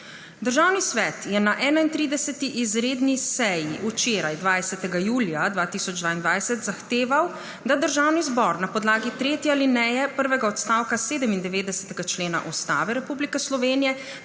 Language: Slovenian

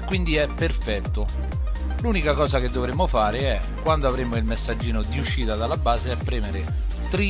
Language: Italian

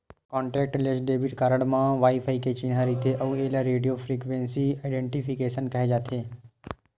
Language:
Chhattisgarhi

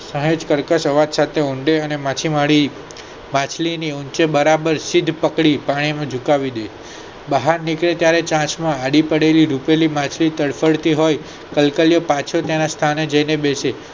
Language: Gujarati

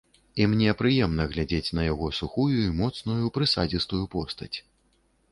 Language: Belarusian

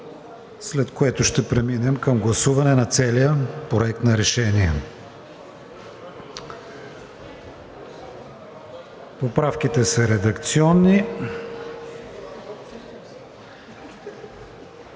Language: Bulgarian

